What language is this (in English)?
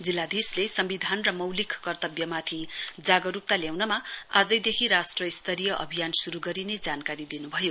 Nepali